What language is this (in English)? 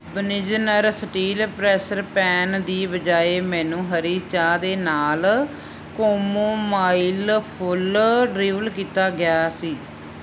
Punjabi